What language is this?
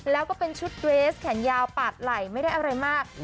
Thai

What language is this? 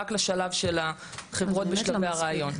Hebrew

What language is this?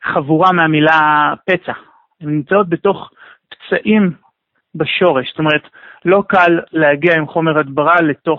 Hebrew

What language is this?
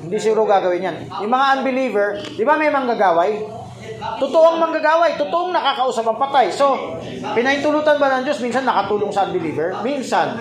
Filipino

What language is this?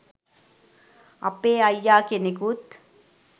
Sinhala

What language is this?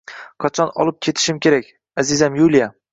Uzbek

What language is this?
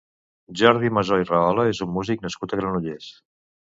Catalan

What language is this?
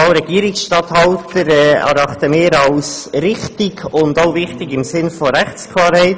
Swiss German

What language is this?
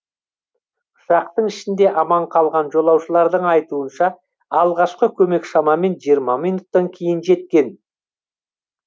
Kazakh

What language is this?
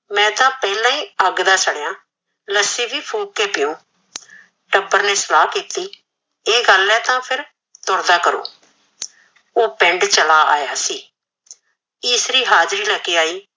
Punjabi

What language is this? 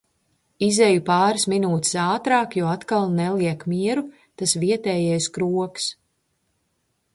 Latvian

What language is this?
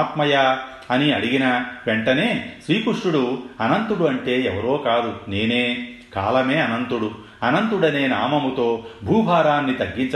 Telugu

